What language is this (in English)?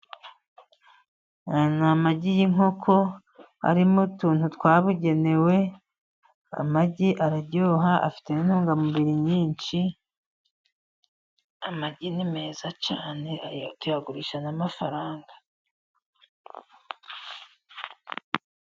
Kinyarwanda